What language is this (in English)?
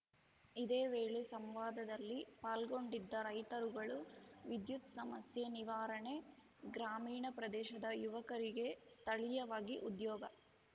Kannada